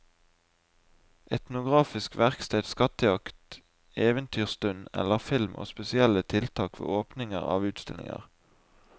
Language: Norwegian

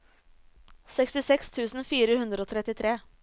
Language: Norwegian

